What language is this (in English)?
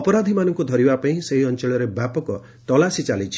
Odia